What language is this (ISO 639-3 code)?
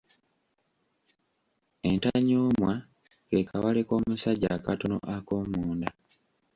lug